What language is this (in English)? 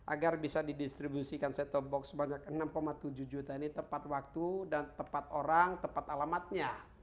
Indonesian